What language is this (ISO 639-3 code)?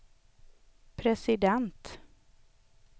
swe